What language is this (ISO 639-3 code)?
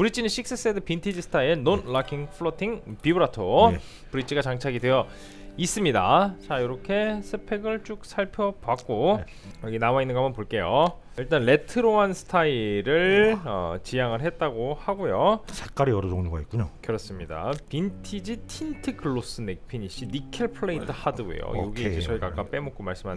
kor